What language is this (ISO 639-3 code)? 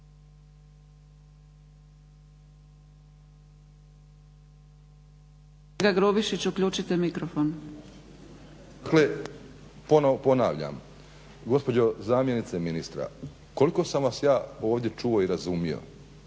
hrv